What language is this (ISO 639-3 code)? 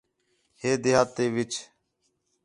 xhe